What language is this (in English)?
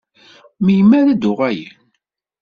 Kabyle